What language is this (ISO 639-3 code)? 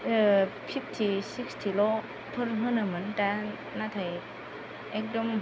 brx